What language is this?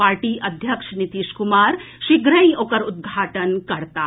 Maithili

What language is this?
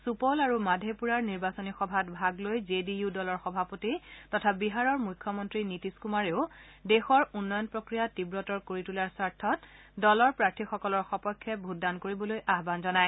Assamese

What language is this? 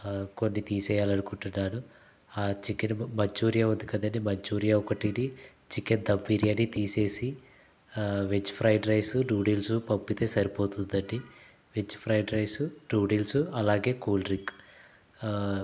Telugu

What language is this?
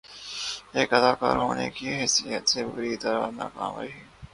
Urdu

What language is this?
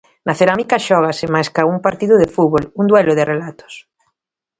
Galician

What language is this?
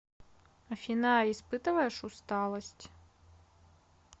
Russian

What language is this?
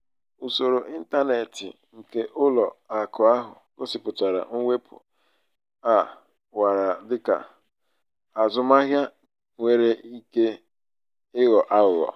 Igbo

